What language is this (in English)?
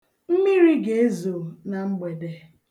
Igbo